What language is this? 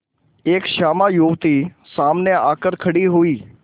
Hindi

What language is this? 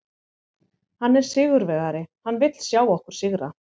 Icelandic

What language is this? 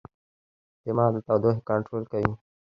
Pashto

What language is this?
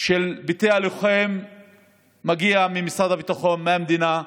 Hebrew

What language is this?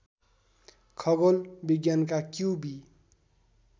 Nepali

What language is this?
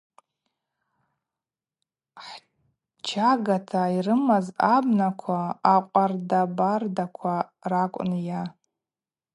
Abaza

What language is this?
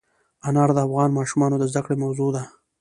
Pashto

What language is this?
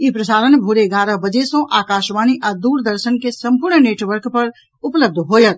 Maithili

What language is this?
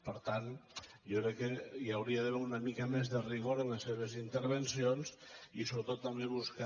Catalan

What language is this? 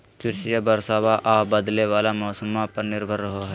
Magahi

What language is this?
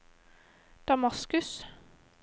Norwegian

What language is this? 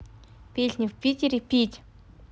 Russian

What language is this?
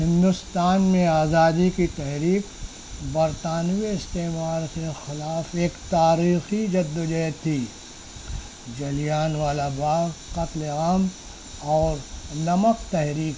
Urdu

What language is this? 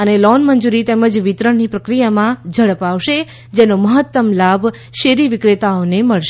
Gujarati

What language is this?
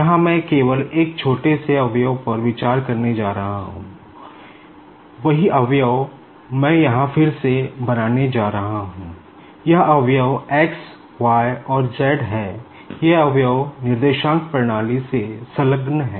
Hindi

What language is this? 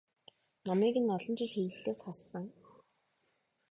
Mongolian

